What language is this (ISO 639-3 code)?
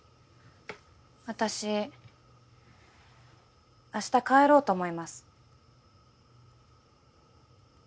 jpn